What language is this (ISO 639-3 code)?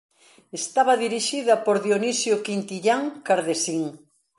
glg